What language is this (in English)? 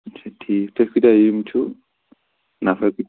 Kashmiri